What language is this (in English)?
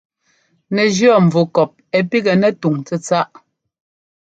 Ngomba